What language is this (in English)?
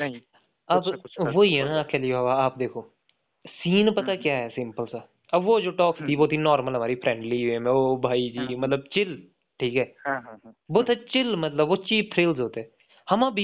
Hindi